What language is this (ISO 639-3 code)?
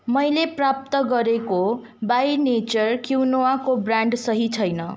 nep